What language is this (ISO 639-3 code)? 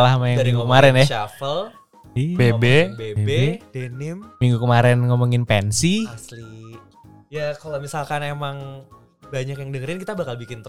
ind